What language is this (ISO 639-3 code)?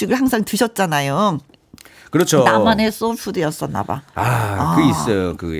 kor